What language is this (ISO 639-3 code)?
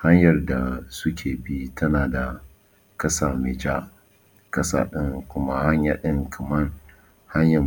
hau